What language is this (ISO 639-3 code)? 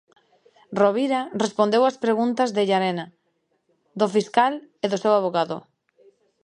glg